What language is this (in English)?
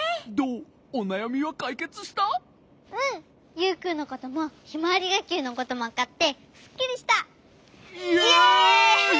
Japanese